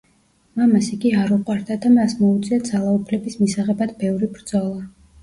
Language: Georgian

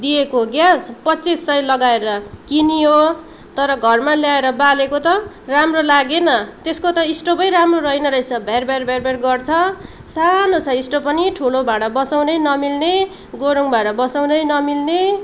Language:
Nepali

